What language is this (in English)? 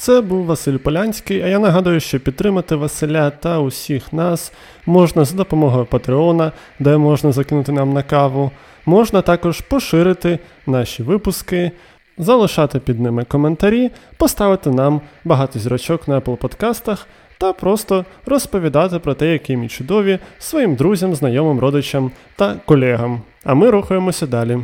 Ukrainian